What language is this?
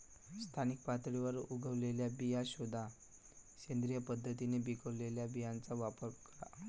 Marathi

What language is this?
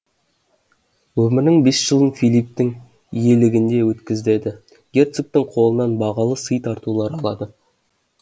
Kazakh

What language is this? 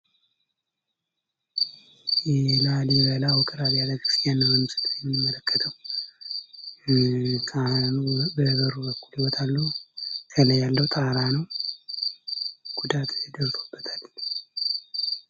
Amharic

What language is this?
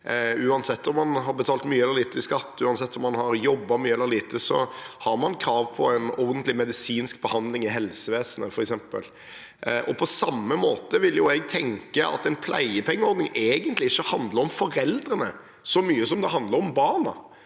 Norwegian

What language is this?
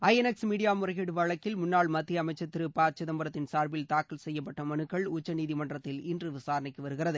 Tamil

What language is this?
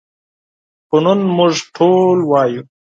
Pashto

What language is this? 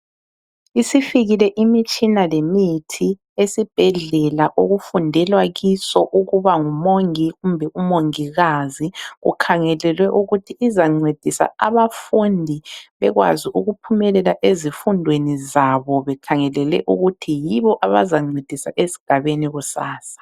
North Ndebele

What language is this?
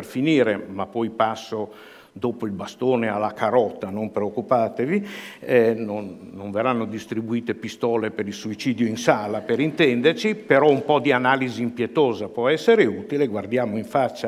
Italian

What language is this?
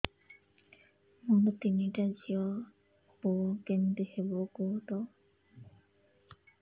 Odia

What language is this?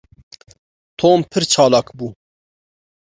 Kurdish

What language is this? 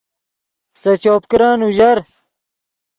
Yidgha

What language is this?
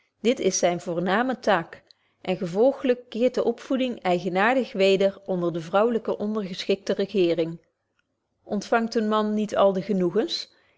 Dutch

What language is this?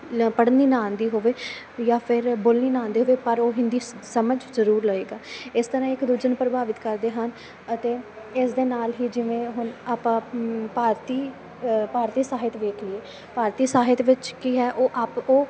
Punjabi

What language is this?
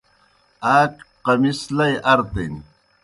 Kohistani Shina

